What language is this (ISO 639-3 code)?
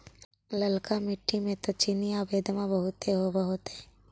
mag